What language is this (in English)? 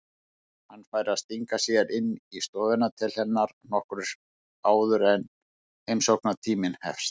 Icelandic